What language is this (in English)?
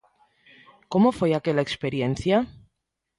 Galician